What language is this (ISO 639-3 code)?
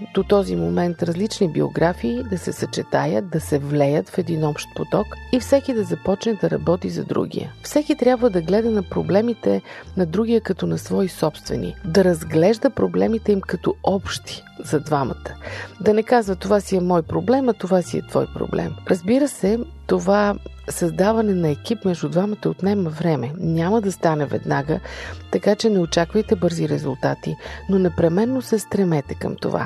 bul